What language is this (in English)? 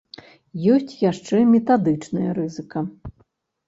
Belarusian